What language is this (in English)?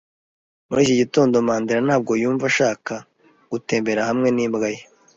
Kinyarwanda